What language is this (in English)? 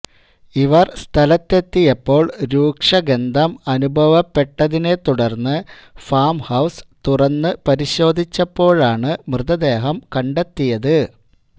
Malayalam